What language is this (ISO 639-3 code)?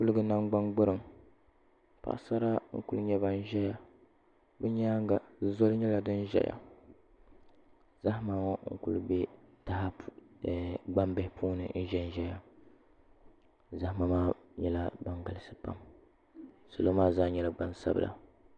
dag